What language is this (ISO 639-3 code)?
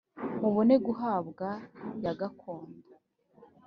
kin